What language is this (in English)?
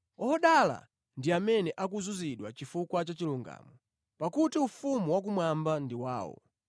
Nyanja